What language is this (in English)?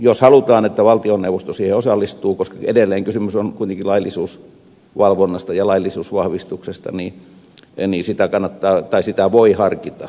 Finnish